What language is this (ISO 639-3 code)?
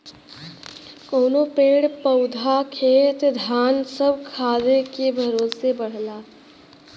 bho